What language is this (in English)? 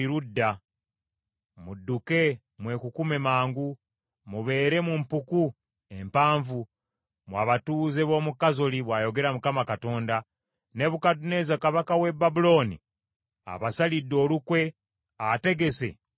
Ganda